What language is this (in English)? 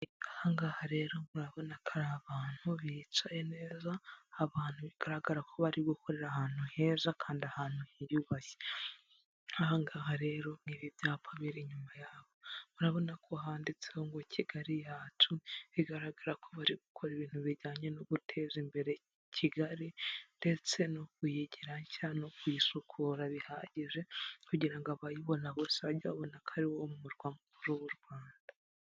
Kinyarwanda